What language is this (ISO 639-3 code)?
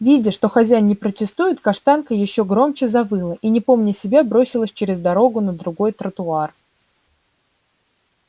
rus